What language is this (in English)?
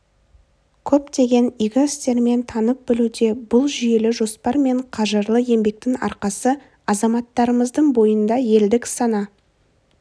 Kazakh